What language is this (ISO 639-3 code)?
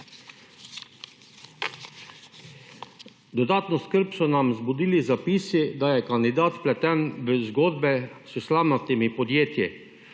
slv